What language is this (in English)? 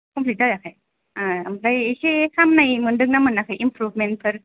Bodo